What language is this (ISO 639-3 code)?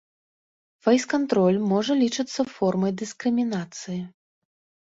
bel